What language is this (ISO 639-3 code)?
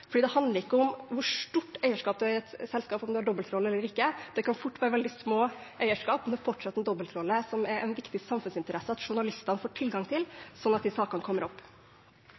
nob